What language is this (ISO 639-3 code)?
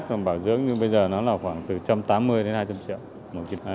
vie